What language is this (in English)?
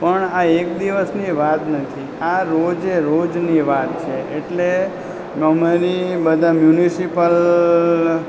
Gujarati